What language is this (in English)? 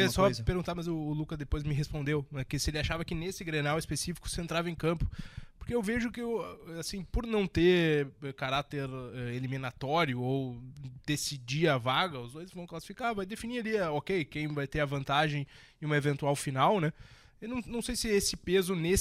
Portuguese